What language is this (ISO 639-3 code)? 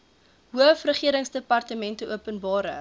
afr